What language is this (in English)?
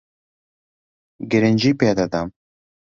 Central Kurdish